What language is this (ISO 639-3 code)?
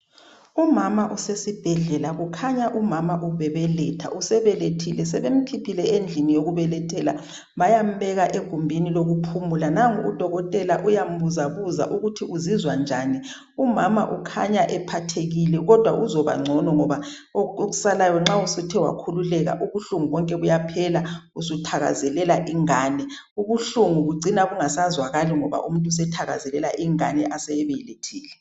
nde